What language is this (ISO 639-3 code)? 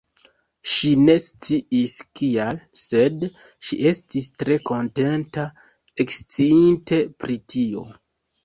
epo